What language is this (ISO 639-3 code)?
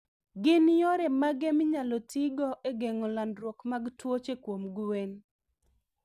luo